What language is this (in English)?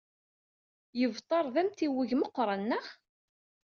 Kabyle